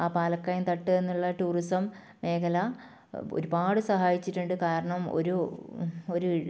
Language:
Malayalam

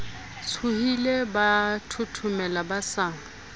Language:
Southern Sotho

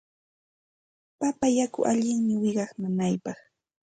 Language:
Santa Ana de Tusi Pasco Quechua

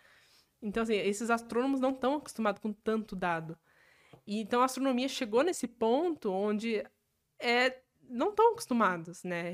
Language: Portuguese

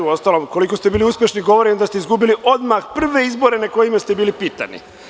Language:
Serbian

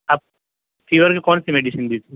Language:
Urdu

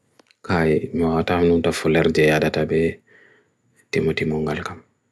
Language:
Bagirmi Fulfulde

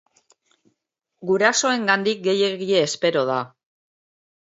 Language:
Basque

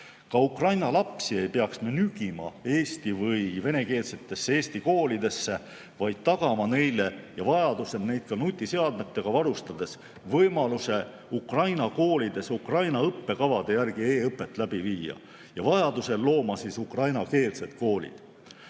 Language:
Estonian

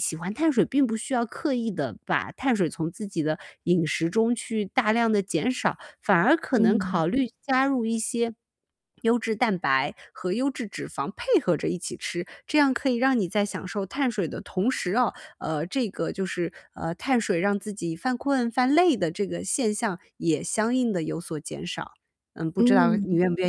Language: Chinese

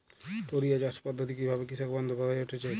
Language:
Bangla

